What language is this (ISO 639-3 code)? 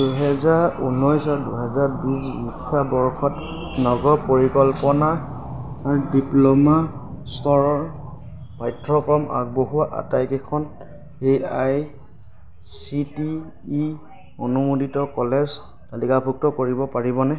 asm